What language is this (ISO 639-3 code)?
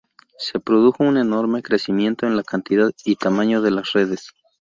spa